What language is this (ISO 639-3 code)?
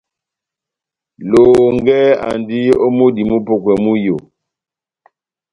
bnm